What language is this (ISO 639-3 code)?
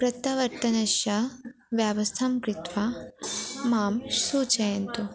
san